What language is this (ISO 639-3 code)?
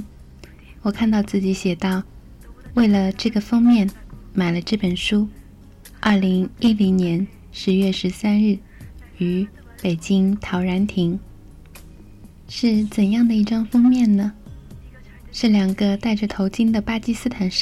zho